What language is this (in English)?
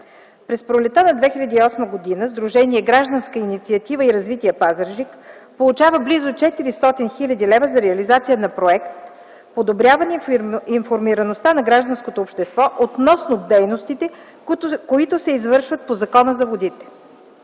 Bulgarian